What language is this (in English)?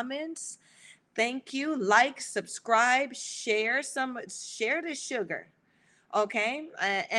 English